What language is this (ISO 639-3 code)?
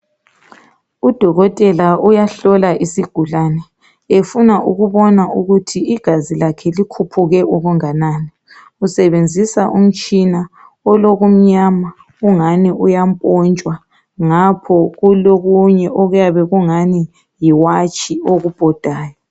nde